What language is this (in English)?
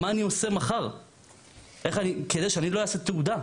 Hebrew